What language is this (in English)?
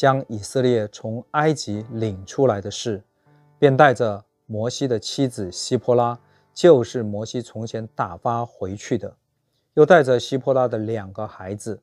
Chinese